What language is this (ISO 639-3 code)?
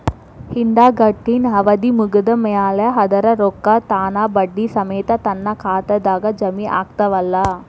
kan